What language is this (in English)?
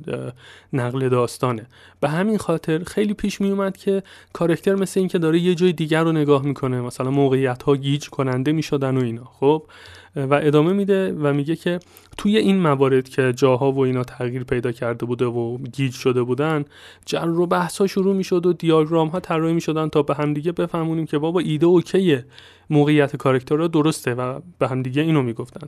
Persian